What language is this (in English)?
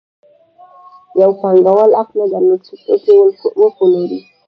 Pashto